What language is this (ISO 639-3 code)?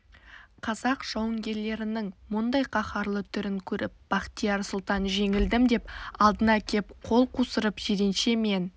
kaz